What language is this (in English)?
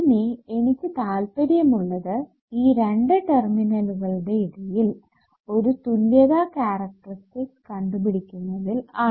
Malayalam